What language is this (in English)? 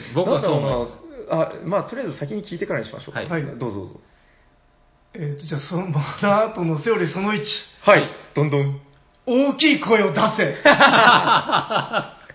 Japanese